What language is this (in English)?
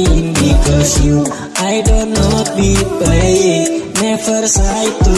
Indonesian